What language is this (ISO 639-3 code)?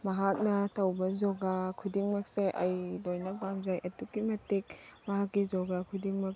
mni